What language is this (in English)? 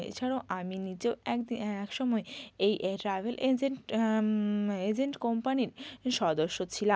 Bangla